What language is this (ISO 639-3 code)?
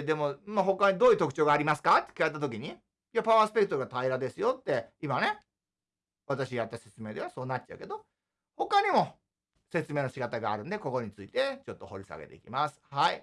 jpn